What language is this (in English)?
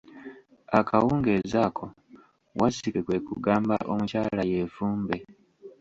Ganda